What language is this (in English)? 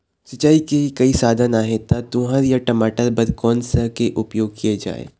Chhattisgarhi